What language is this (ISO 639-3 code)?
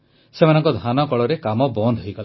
ori